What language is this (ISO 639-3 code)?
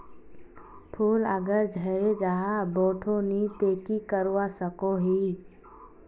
mag